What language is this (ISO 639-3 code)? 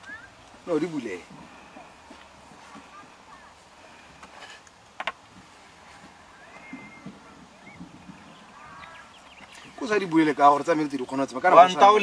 tur